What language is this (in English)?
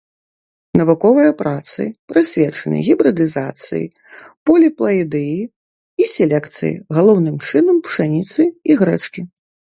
Belarusian